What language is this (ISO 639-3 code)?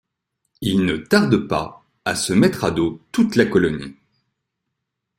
fra